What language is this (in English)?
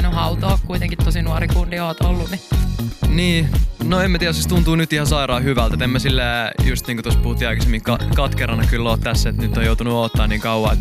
Finnish